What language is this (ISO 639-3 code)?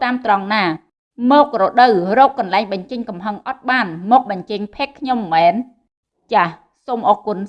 vie